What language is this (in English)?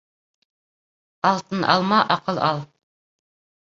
Bashkir